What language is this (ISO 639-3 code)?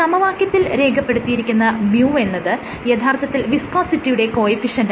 mal